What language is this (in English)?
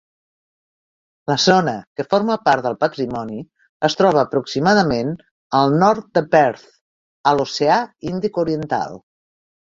Catalan